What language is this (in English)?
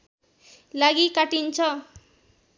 Nepali